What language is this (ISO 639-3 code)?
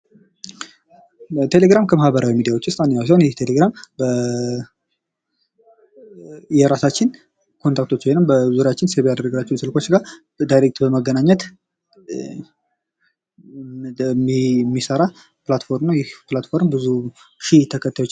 amh